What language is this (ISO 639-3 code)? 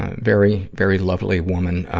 eng